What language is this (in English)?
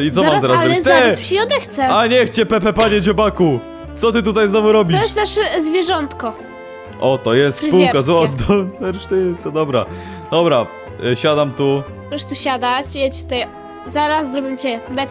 Polish